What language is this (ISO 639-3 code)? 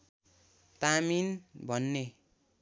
nep